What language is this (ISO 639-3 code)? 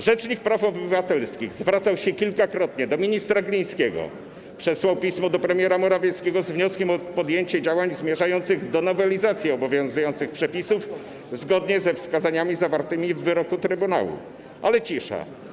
pol